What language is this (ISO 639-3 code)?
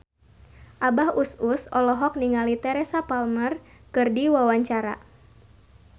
sun